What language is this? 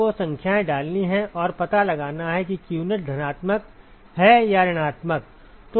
Hindi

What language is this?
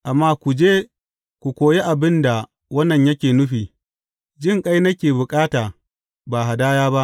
Hausa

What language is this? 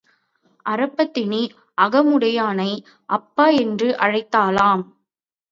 Tamil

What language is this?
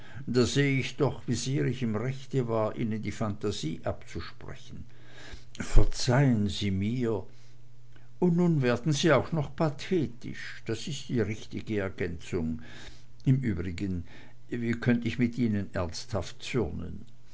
German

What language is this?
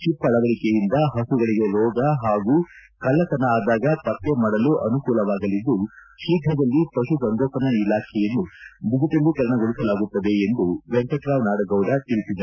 Kannada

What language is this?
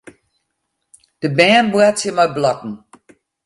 Western Frisian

